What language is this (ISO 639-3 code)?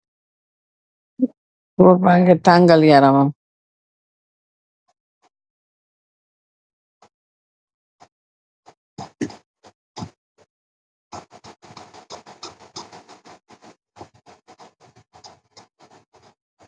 wol